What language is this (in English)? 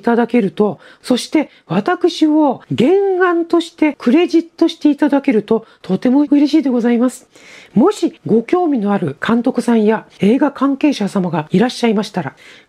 Japanese